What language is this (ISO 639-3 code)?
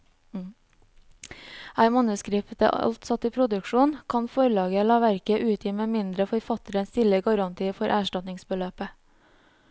nor